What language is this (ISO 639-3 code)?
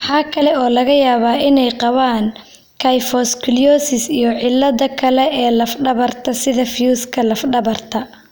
som